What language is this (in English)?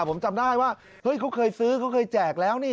Thai